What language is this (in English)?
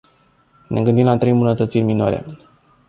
Romanian